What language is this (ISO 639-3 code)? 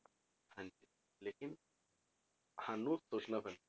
pan